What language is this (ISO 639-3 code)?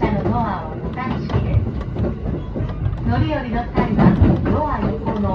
jpn